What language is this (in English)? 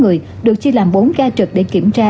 Vietnamese